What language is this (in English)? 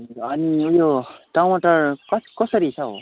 Nepali